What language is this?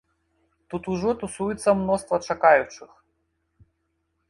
Belarusian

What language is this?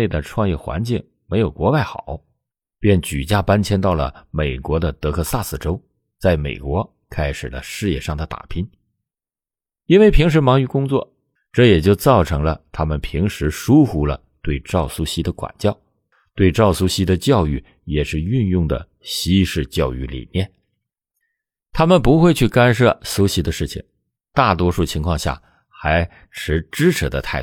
Chinese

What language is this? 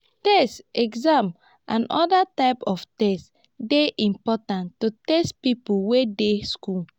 Nigerian Pidgin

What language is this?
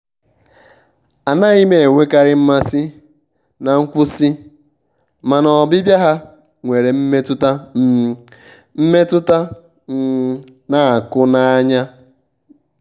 Igbo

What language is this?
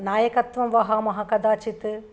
Sanskrit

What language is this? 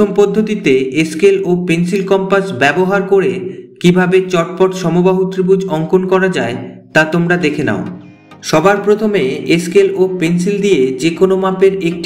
Hindi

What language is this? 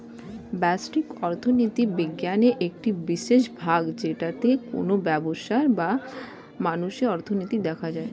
Bangla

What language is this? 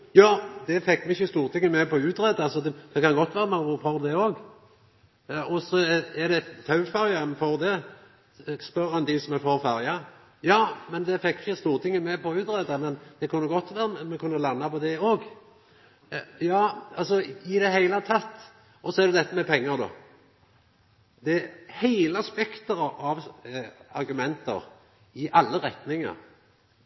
Norwegian Nynorsk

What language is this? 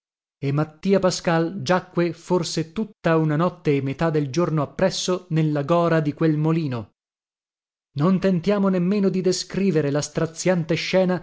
Italian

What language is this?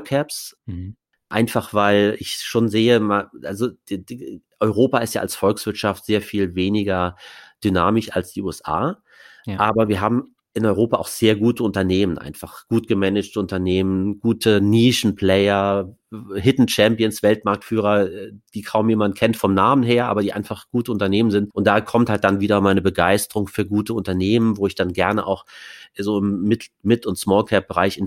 German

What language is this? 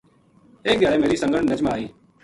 Gujari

